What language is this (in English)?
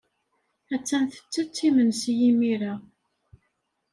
Kabyle